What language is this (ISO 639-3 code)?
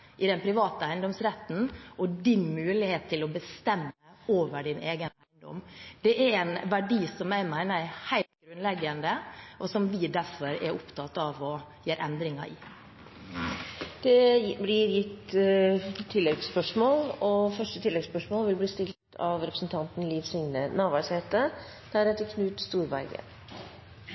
nor